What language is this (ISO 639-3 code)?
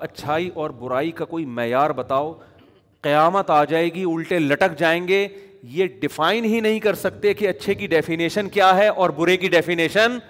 urd